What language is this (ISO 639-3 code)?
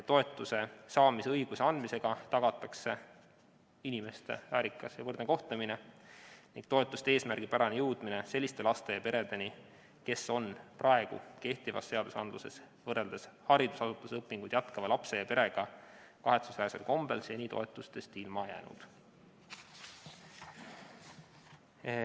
est